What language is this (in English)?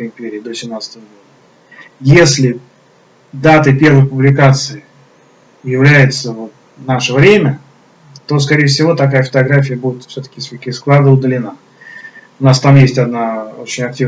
Russian